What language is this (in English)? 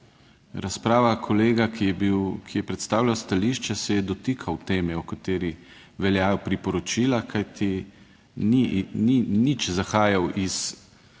Slovenian